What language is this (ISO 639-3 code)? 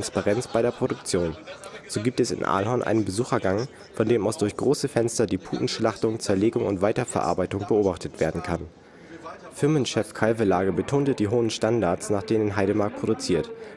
deu